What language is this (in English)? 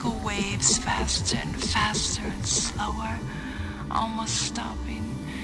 English